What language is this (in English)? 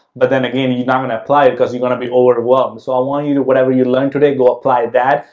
English